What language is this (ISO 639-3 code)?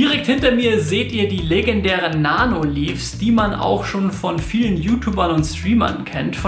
deu